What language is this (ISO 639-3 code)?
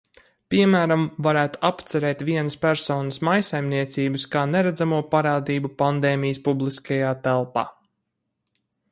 lav